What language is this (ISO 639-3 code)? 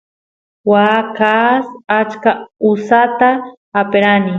qus